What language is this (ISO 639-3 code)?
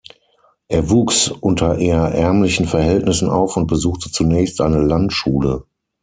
deu